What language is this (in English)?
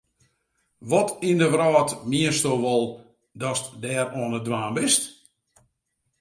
Western Frisian